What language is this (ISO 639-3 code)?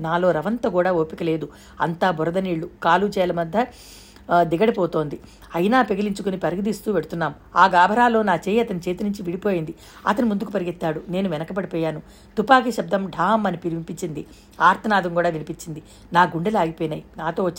tel